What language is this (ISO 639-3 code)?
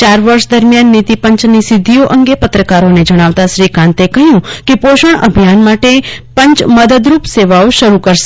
guj